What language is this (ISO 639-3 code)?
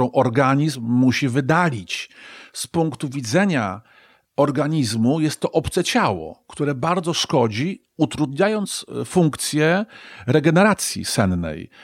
pol